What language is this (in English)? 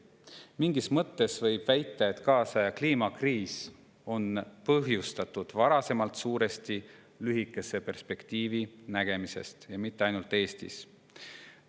Estonian